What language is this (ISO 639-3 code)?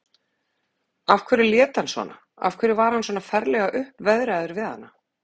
isl